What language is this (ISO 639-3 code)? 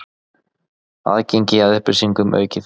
isl